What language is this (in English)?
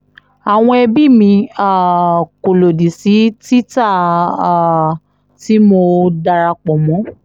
Yoruba